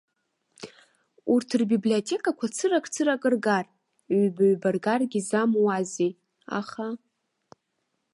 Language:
Abkhazian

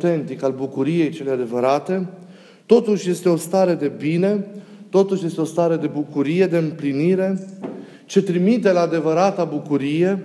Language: Romanian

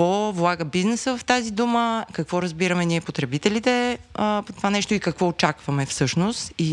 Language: Bulgarian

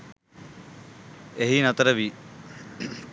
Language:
Sinhala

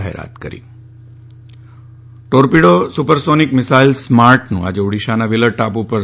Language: Gujarati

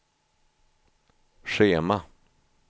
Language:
Swedish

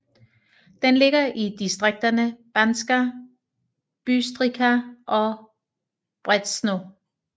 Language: Danish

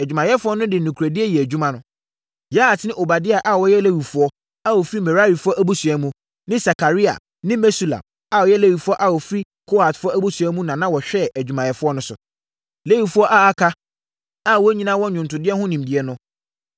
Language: Akan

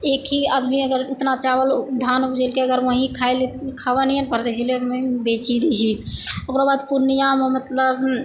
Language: Maithili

